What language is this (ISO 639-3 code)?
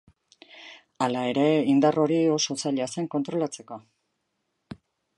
eus